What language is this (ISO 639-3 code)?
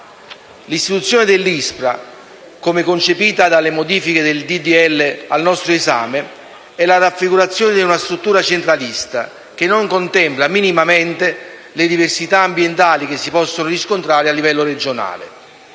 ita